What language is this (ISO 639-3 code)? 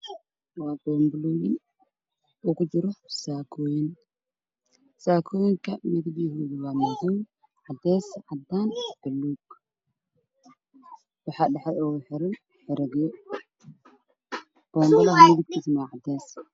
som